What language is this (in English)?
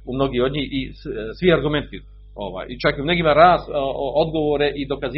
Croatian